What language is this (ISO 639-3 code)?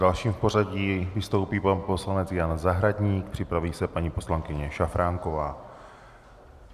ces